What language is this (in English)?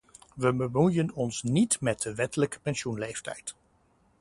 Dutch